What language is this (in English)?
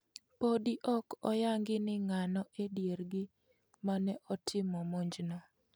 Luo (Kenya and Tanzania)